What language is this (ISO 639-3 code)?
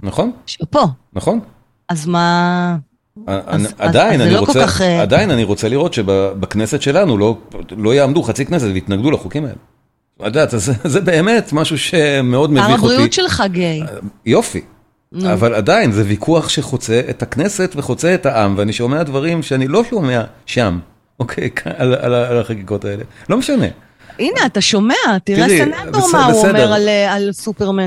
heb